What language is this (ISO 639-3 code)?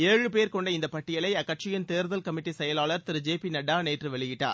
tam